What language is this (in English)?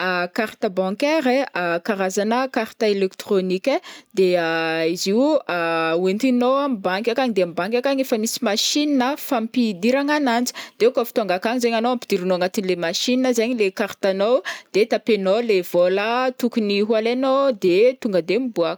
Northern Betsimisaraka Malagasy